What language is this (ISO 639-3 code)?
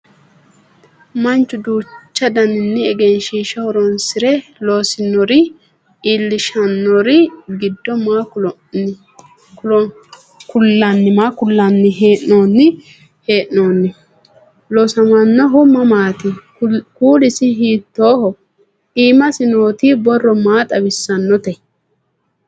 sid